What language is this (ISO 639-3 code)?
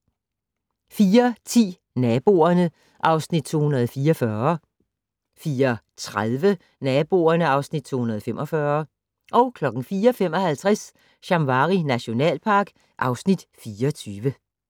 dan